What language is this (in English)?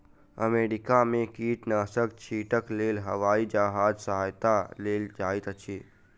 Maithili